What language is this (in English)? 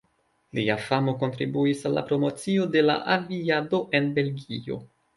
Esperanto